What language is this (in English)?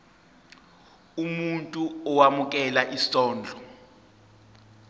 Zulu